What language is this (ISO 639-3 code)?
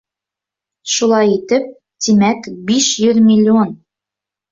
bak